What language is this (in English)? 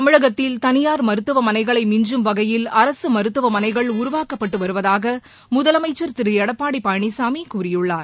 Tamil